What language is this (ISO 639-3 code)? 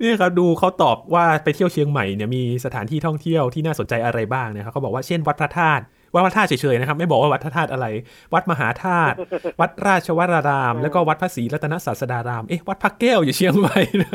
tha